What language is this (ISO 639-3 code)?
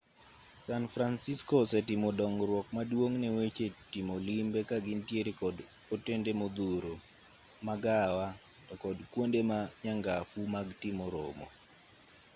luo